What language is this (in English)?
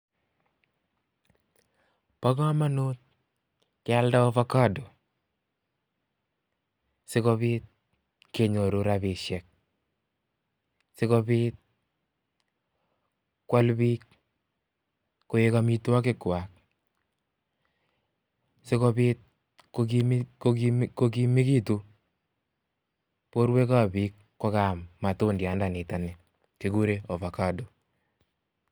Kalenjin